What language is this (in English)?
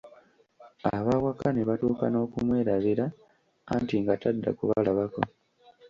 Ganda